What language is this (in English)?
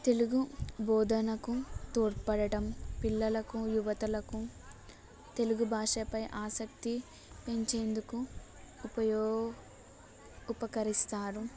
Telugu